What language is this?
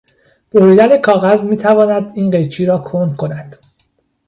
Persian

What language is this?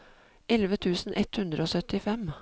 Norwegian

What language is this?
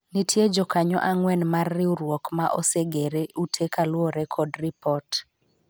Luo (Kenya and Tanzania)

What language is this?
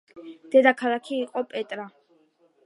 Georgian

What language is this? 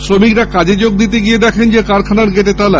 Bangla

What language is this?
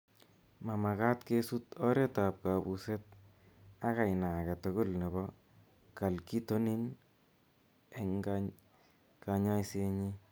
Kalenjin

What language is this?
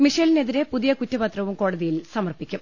Malayalam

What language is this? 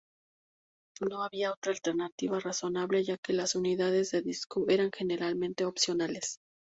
Spanish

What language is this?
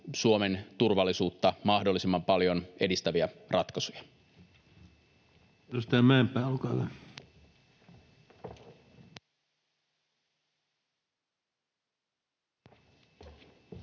Finnish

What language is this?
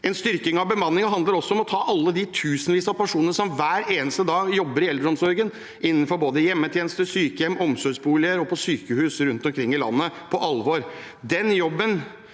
Norwegian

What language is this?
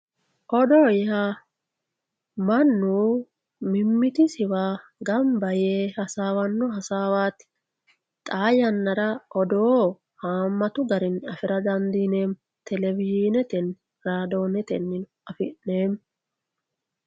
Sidamo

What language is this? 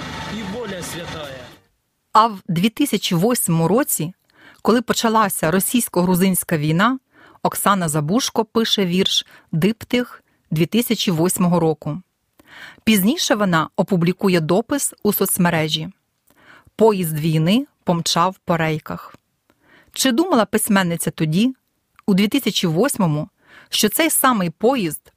Ukrainian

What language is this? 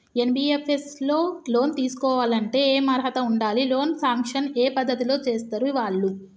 Telugu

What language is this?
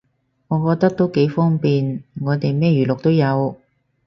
Cantonese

